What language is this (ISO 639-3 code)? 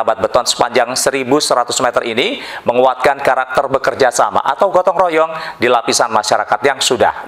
ind